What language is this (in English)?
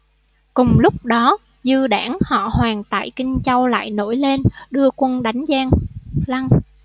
Vietnamese